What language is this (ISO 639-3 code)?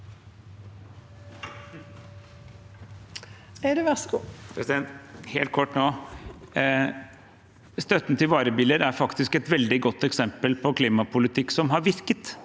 nor